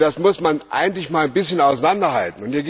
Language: German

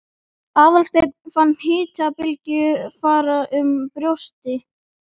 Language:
Icelandic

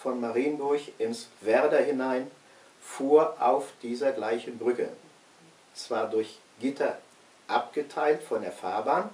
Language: German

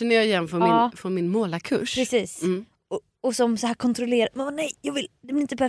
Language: Swedish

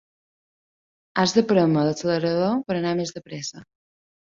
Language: Catalan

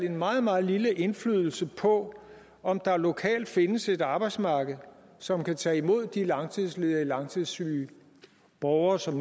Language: Danish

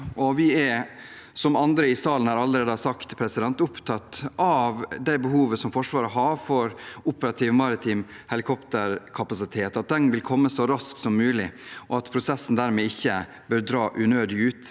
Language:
Norwegian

